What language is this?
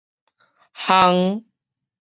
Min Nan Chinese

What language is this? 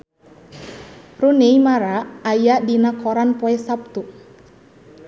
Sundanese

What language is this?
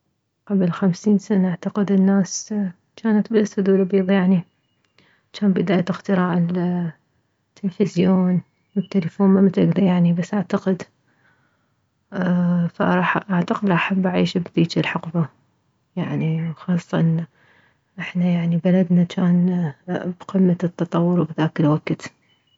Mesopotamian Arabic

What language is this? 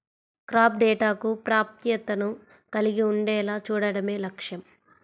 Telugu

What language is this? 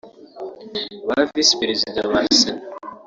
Kinyarwanda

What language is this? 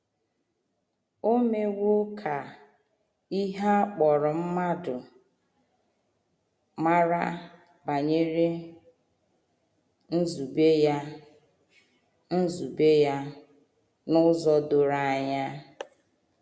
Igbo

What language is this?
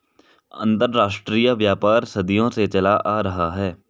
Hindi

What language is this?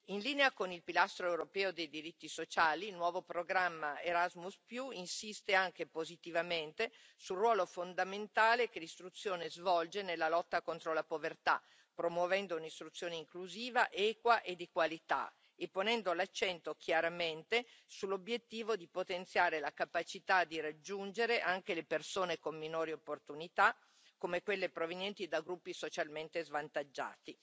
Italian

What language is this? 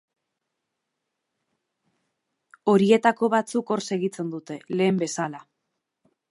Basque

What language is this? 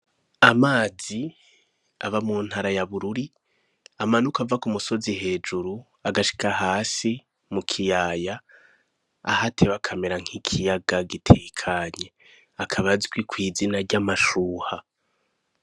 Rundi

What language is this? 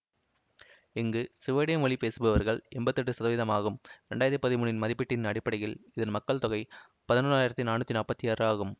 Tamil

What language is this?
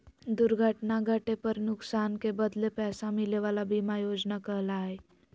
Magahi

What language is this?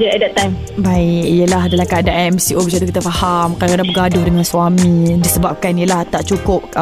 Malay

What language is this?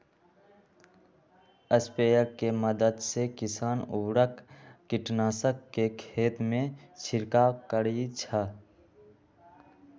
Magahi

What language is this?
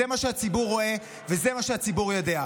Hebrew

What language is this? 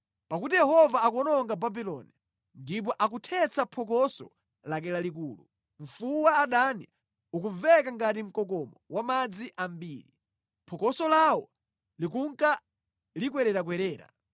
Nyanja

